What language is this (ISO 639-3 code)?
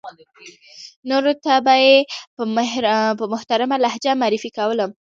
pus